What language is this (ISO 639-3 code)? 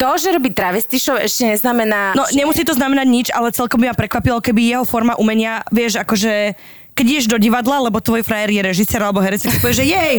slk